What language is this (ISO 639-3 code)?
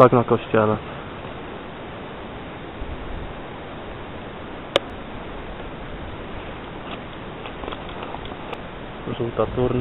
pol